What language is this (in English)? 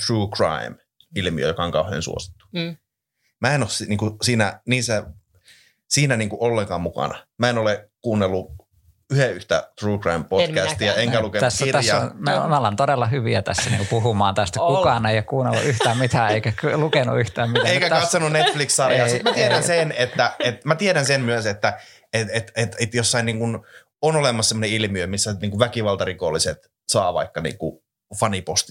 Finnish